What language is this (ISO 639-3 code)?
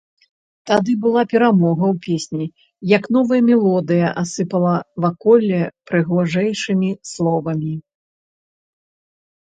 bel